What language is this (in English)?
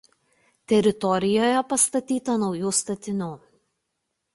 Lithuanian